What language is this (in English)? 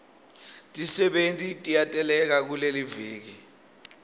Swati